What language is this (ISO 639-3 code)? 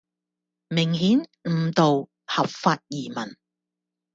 yue